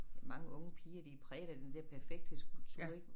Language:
Danish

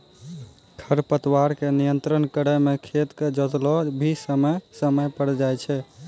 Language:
Maithili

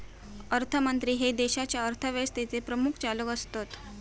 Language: Marathi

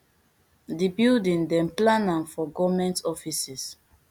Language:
Nigerian Pidgin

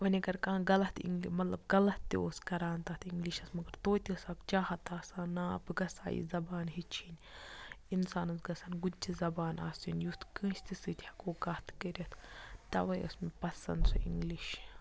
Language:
Kashmiri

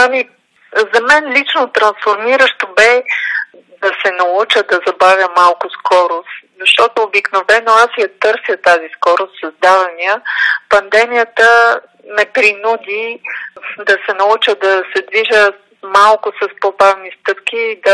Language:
Bulgarian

